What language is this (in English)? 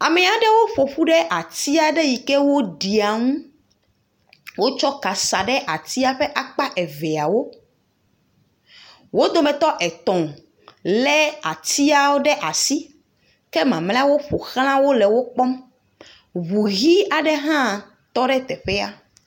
Ewe